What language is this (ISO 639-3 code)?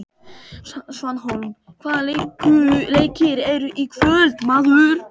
isl